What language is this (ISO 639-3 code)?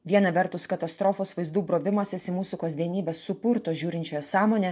lit